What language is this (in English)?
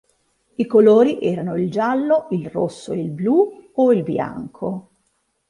Italian